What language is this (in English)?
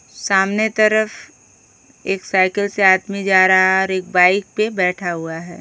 Hindi